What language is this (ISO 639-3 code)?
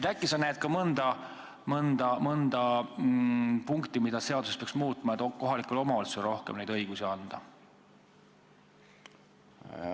est